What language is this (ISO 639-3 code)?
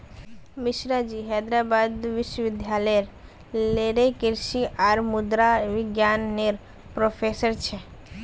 mag